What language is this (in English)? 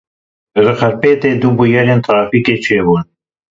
Kurdish